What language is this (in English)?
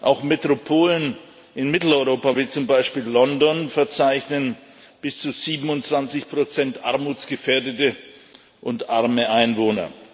German